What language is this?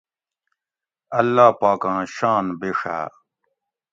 Gawri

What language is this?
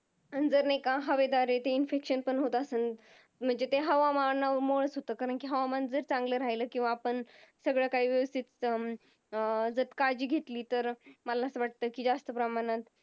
Marathi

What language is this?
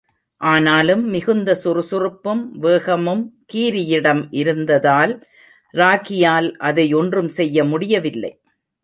Tamil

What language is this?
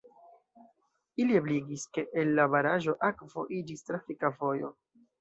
Esperanto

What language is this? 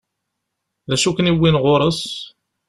Kabyle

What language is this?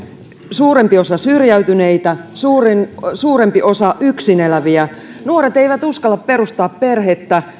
Finnish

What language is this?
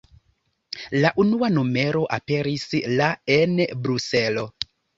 Esperanto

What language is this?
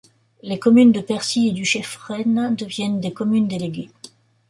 French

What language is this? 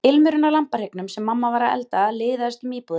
Icelandic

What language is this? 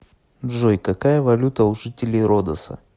Russian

